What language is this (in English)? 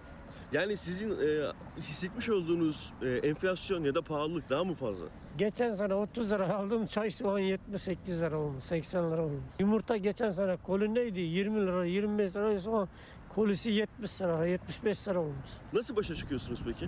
Turkish